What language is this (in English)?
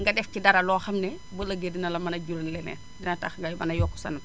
Wolof